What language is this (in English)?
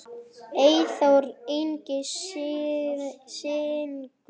Icelandic